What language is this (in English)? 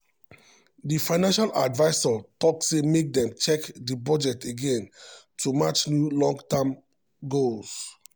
Nigerian Pidgin